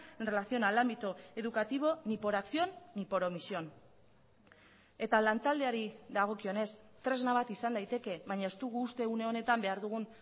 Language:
Basque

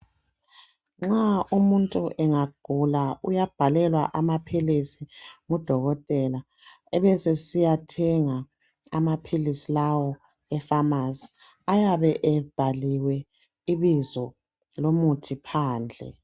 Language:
North Ndebele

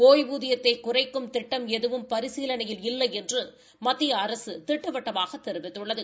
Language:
Tamil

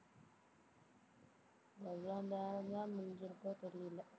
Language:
Tamil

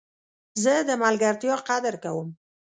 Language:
Pashto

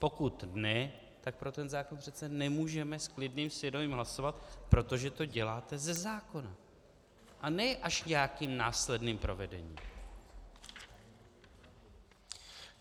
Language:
Czech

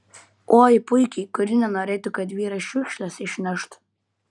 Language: Lithuanian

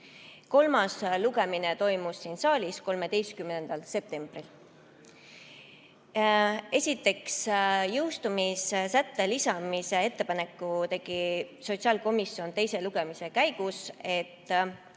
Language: Estonian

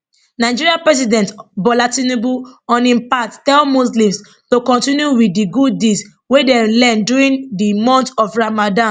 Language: Nigerian Pidgin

